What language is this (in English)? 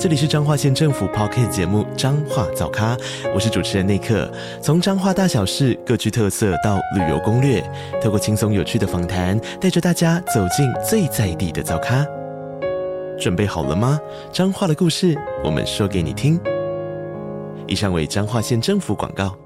Chinese